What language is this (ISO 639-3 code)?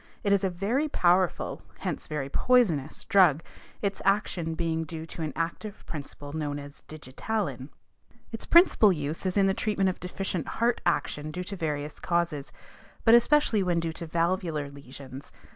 eng